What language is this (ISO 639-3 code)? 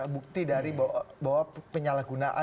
ind